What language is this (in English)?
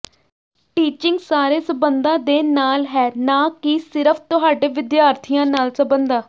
Punjabi